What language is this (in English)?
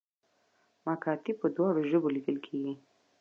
Pashto